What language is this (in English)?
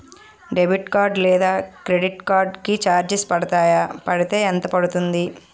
Telugu